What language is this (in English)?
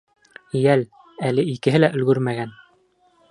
Bashkir